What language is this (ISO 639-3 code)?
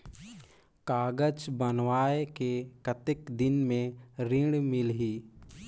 hne